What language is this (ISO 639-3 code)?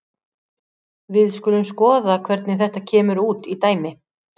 isl